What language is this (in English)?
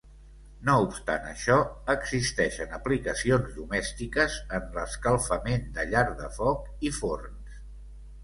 Catalan